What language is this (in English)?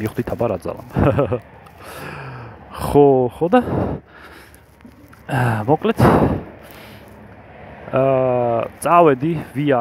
Arabic